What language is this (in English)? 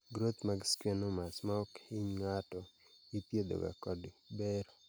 Luo (Kenya and Tanzania)